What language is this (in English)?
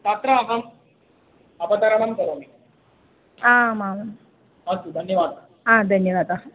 Sanskrit